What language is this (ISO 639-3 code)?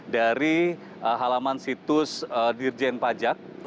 ind